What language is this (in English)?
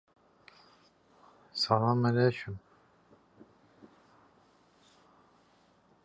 Azerbaijani